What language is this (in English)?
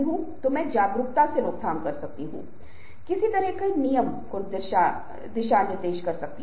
Hindi